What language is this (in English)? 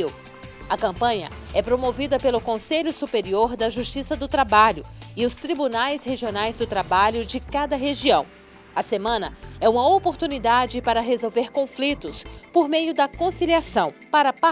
Portuguese